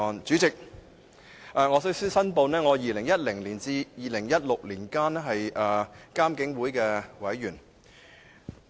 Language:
Cantonese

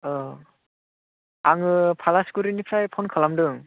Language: Bodo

